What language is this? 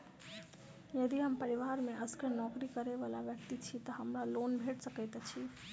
Maithili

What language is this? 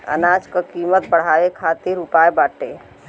Bhojpuri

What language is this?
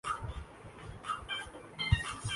Urdu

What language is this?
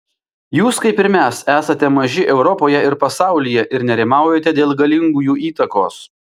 Lithuanian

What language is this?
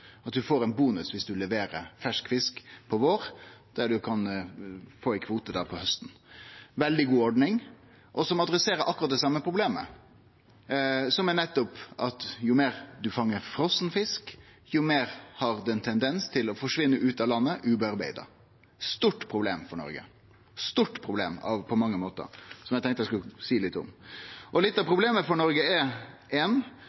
Norwegian Nynorsk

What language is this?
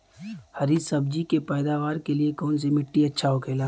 Bhojpuri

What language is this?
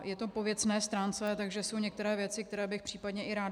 Czech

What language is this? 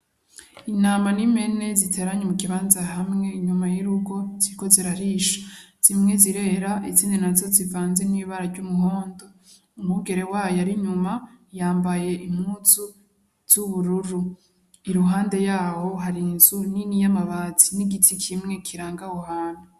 Rundi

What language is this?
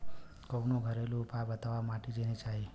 Bhojpuri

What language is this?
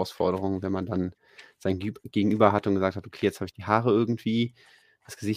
German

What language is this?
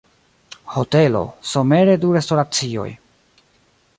Esperanto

